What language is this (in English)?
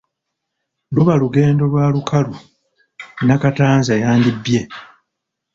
Ganda